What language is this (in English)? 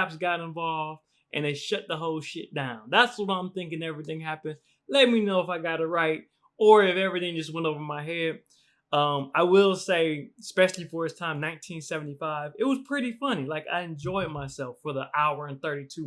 English